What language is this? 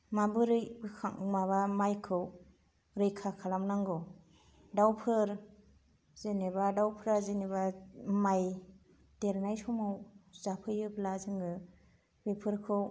Bodo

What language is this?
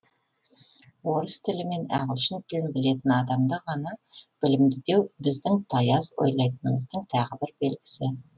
Kazakh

